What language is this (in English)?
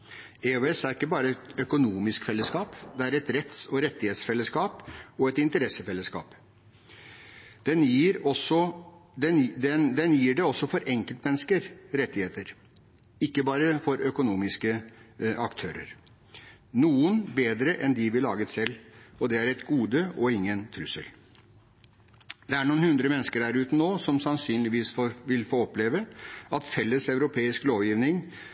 Norwegian Bokmål